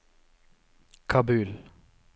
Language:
Norwegian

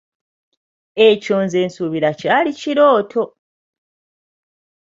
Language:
Ganda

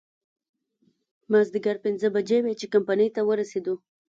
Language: Pashto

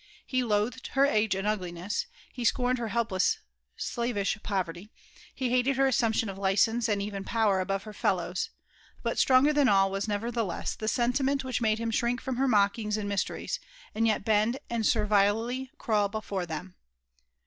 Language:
English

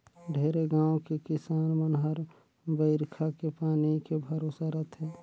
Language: Chhattisgarhi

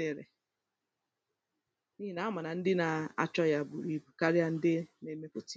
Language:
Igbo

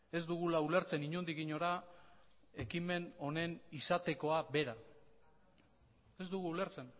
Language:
Basque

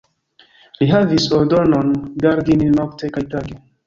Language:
Esperanto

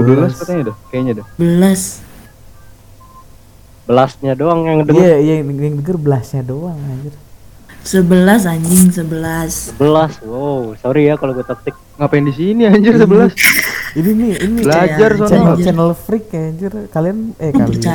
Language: Indonesian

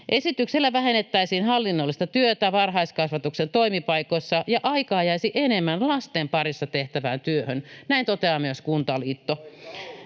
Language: Finnish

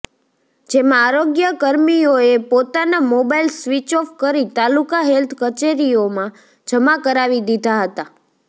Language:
Gujarati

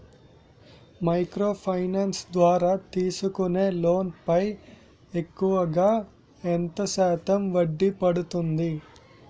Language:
Telugu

